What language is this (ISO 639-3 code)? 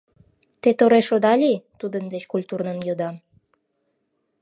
chm